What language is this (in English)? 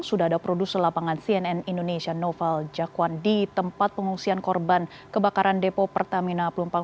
Indonesian